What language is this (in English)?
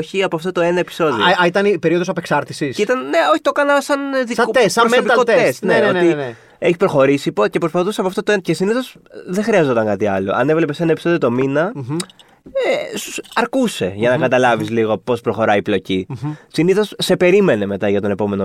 Greek